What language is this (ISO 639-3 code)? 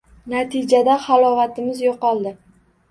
uzb